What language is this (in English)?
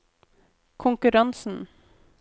Norwegian